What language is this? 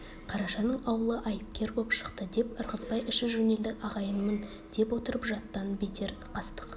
Kazakh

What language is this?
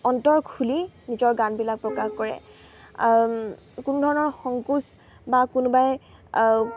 Assamese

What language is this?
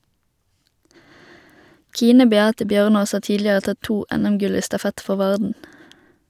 Norwegian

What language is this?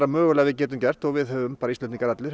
Icelandic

